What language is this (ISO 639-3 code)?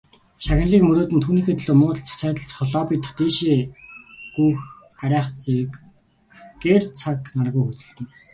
mon